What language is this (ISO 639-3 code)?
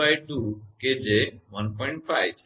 guj